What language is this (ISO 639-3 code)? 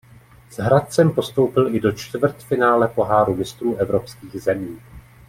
ces